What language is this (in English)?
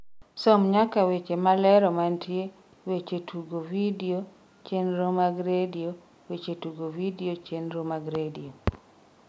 Luo (Kenya and Tanzania)